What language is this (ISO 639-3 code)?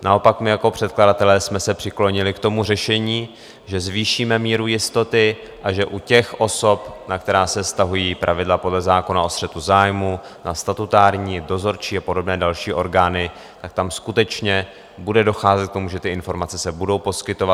ces